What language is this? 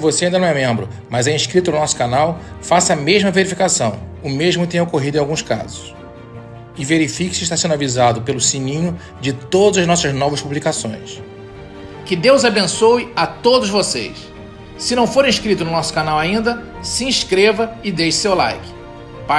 Portuguese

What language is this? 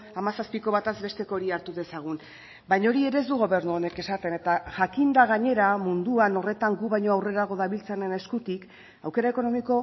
Basque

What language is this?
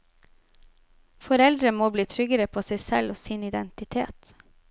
Norwegian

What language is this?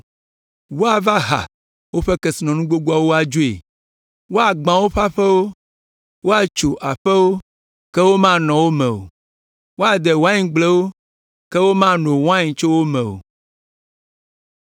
Ewe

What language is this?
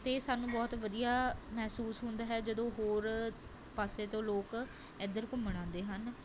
Punjabi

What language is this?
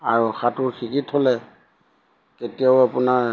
Assamese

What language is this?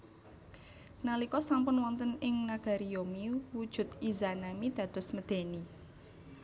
Javanese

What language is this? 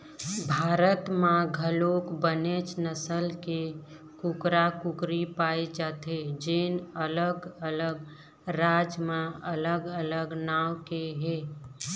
Chhattisgarhi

